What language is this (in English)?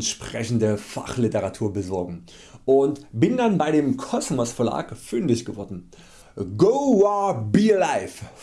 German